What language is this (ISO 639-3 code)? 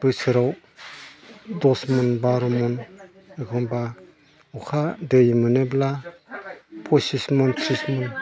brx